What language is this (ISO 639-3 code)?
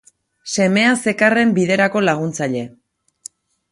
eus